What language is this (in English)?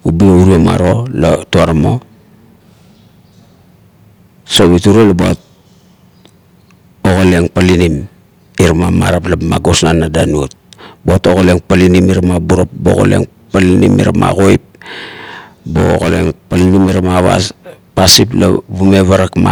Kuot